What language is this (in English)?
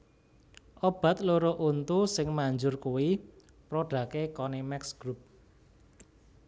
Javanese